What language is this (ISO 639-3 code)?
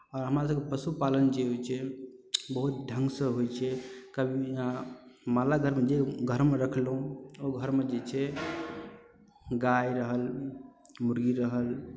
mai